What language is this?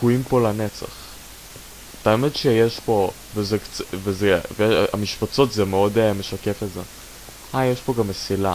Hebrew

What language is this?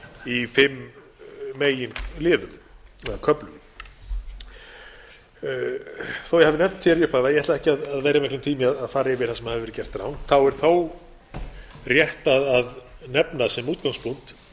Icelandic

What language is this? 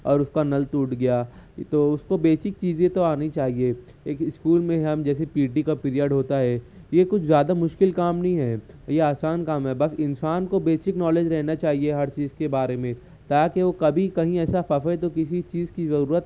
Urdu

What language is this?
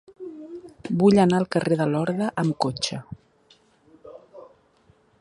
Catalan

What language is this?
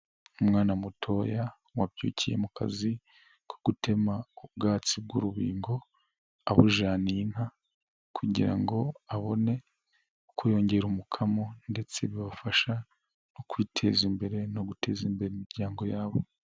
Kinyarwanda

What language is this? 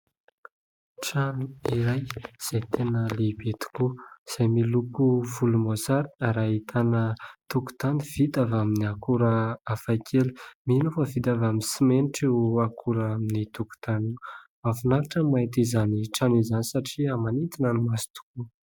Malagasy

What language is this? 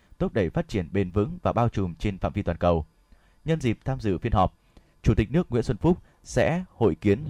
Vietnamese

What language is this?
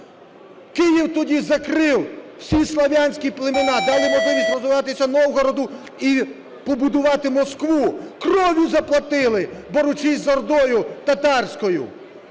Ukrainian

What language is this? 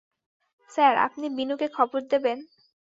Bangla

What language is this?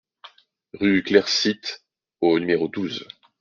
French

